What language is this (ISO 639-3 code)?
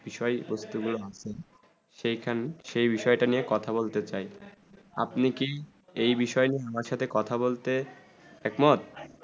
ben